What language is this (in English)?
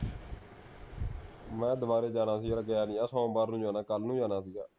Punjabi